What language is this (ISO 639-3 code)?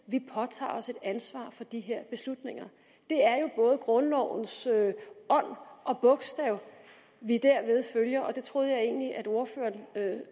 dan